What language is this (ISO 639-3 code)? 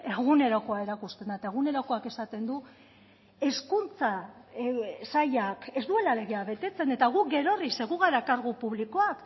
eus